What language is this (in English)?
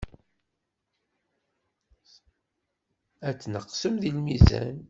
Kabyle